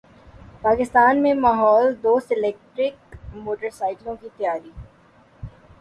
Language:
Urdu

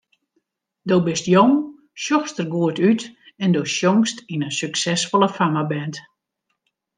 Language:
Western Frisian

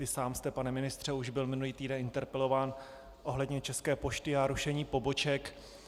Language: Czech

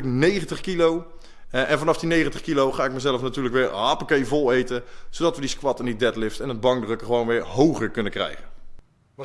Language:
Dutch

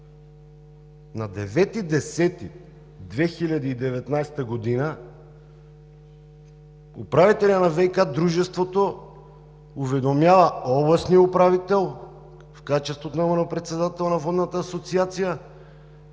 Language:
Bulgarian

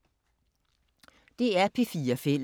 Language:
Danish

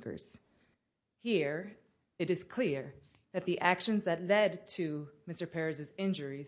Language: English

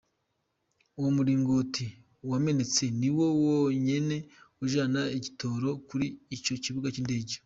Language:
Kinyarwanda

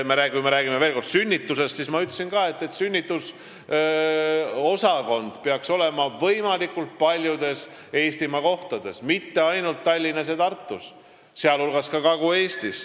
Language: Estonian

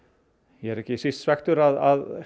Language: Icelandic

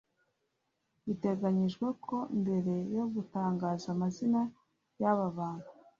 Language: Kinyarwanda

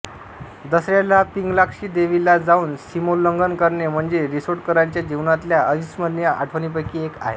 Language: Marathi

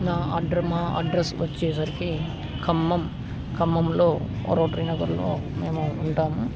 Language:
Telugu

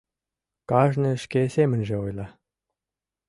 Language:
Mari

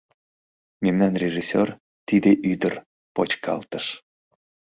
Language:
Mari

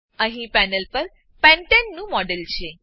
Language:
Gujarati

